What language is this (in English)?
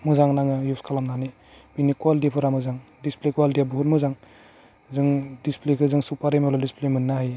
Bodo